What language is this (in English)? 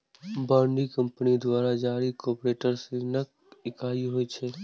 Maithili